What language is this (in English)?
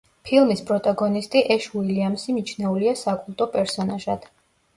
Georgian